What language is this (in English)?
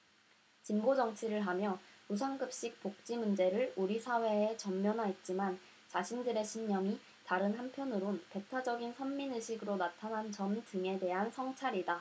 Korean